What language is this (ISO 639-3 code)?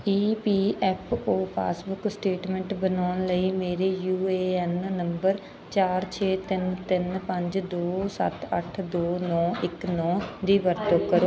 pan